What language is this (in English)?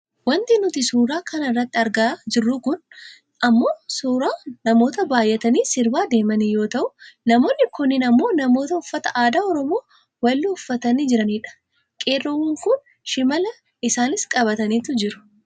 Oromo